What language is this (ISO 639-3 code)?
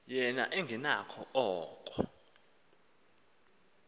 xho